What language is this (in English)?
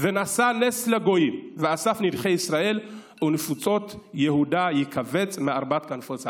Hebrew